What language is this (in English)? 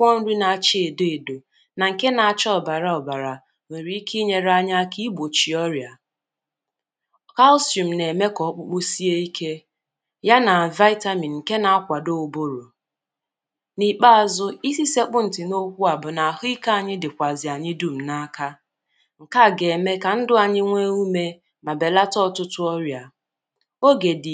Igbo